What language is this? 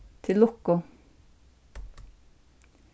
Faroese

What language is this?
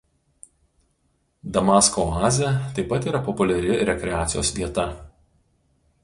Lithuanian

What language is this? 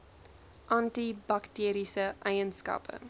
Afrikaans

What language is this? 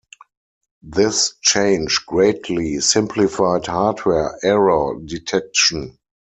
English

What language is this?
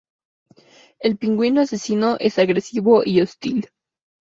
Spanish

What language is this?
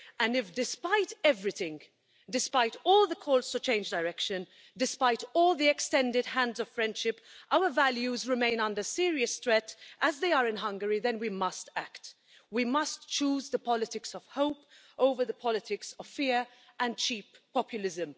English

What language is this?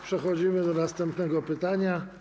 Polish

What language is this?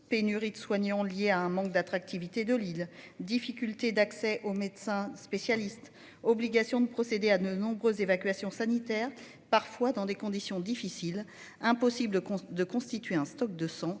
French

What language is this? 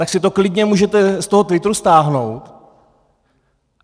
Czech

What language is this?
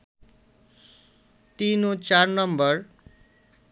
Bangla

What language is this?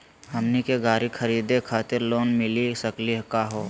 Magahi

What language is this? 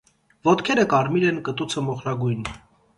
Armenian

